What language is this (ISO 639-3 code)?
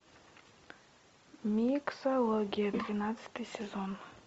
rus